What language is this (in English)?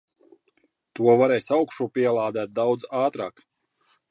Latvian